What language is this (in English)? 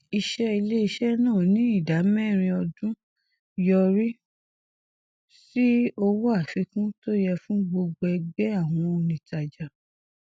Yoruba